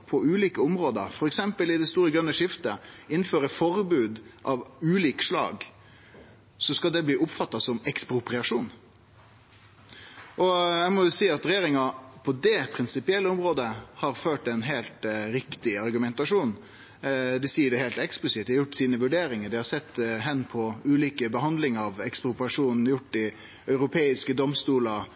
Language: Norwegian Nynorsk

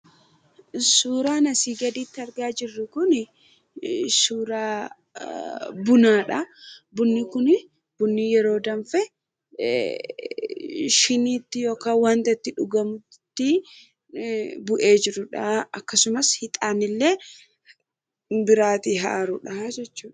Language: Oromo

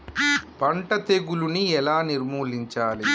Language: Telugu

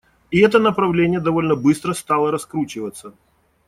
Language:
Russian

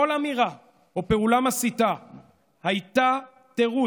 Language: Hebrew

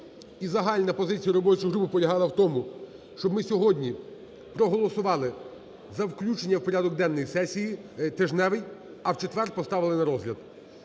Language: Ukrainian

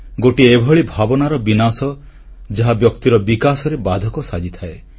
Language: Odia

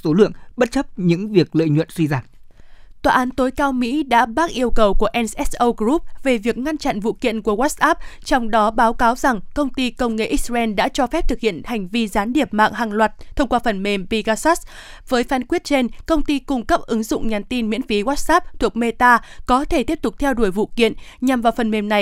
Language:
Vietnamese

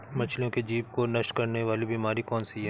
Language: Hindi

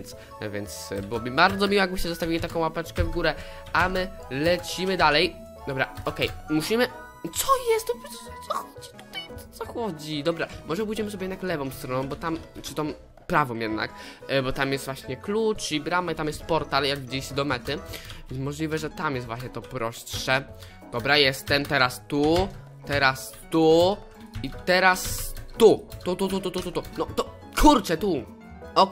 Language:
Polish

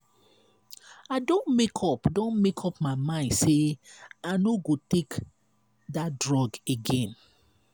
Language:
Nigerian Pidgin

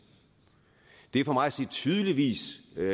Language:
Danish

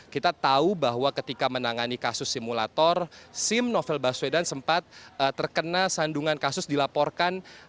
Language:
Indonesian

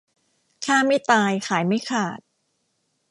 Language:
Thai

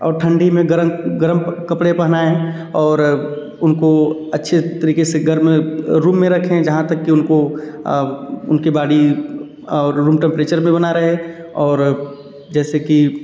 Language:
Hindi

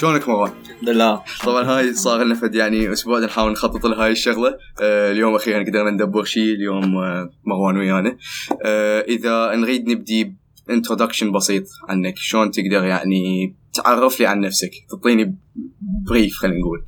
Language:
Arabic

